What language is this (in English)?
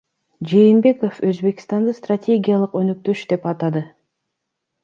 Kyrgyz